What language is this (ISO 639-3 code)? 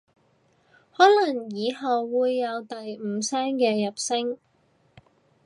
yue